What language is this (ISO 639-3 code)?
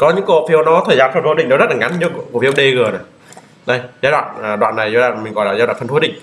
vie